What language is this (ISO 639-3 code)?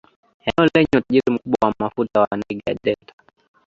swa